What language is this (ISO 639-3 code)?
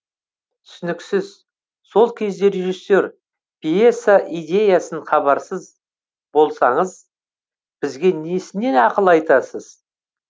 kaz